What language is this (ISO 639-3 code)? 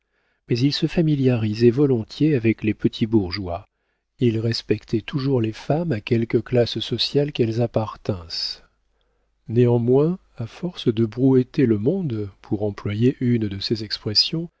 fra